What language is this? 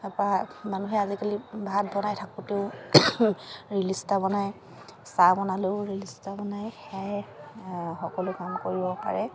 Assamese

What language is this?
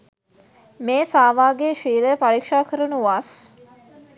Sinhala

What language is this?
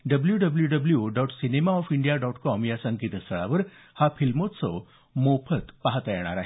Marathi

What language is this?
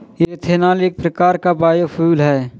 Hindi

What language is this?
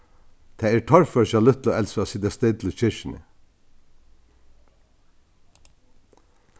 Faroese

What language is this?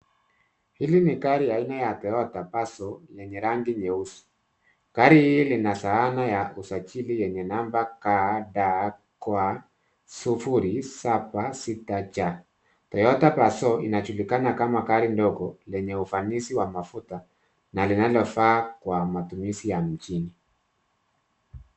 Swahili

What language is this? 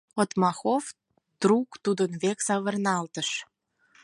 Mari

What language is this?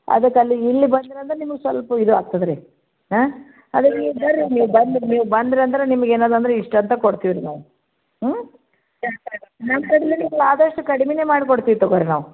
Kannada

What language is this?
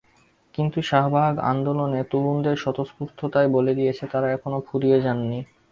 Bangla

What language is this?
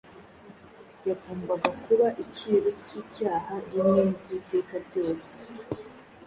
Kinyarwanda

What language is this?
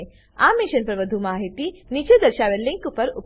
Gujarati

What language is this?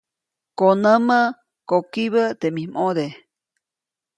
Copainalá Zoque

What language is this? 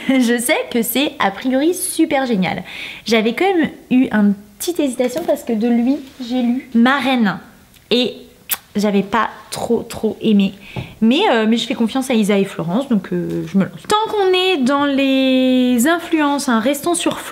French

